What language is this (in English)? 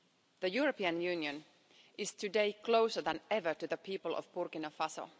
English